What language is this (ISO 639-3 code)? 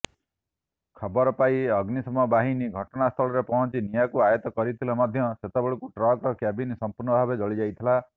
ori